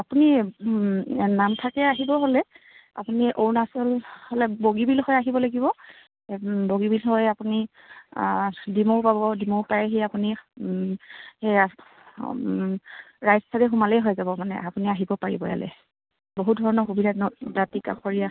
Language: Assamese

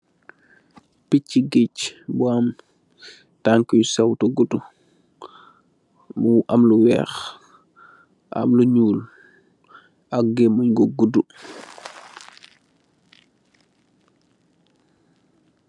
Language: Wolof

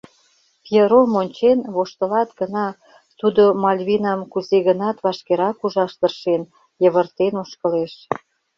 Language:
Mari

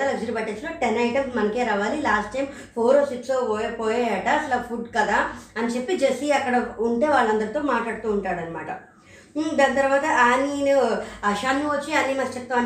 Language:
Telugu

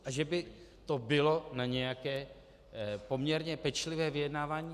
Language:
Czech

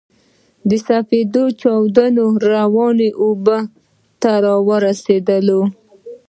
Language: Pashto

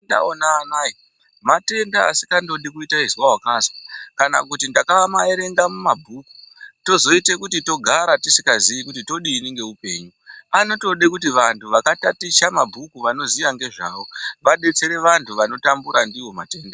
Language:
Ndau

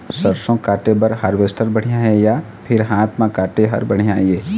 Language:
Chhattisgarhi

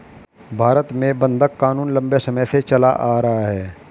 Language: Hindi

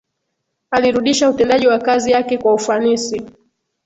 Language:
Swahili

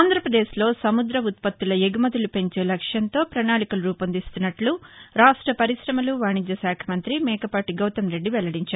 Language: Telugu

